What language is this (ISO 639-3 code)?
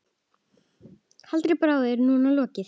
isl